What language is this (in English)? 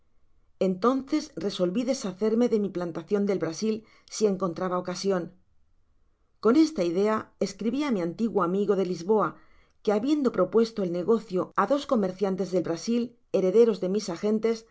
Spanish